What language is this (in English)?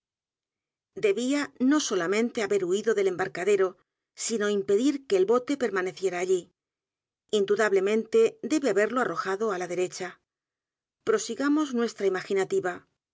Spanish